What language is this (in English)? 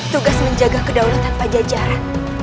Indonesian